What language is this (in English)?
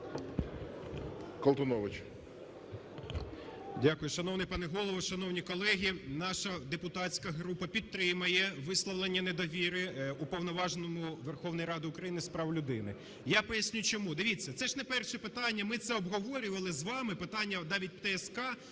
Ukrainian